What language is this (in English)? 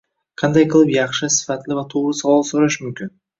Uzbek